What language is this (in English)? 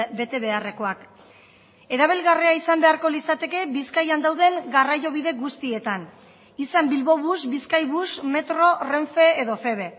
Basque